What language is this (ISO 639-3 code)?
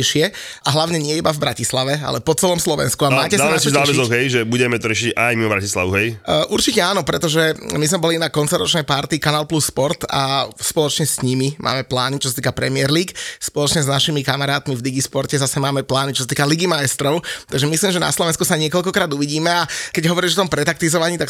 slk